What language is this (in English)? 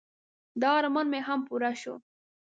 Pashto